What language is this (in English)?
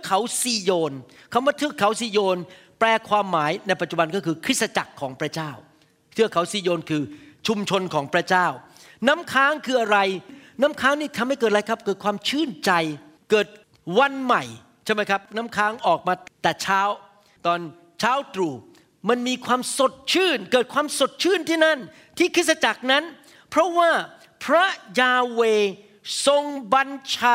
Thai